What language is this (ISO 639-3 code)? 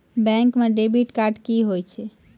mai